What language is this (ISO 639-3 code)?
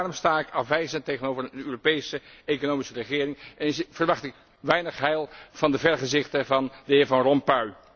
nld